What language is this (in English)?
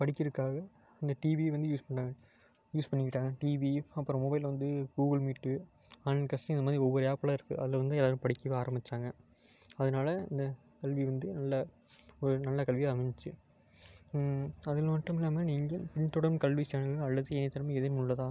Tamil